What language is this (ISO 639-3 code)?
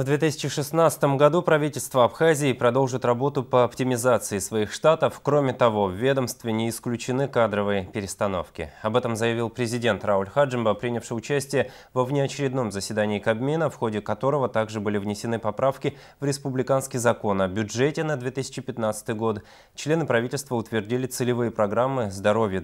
rus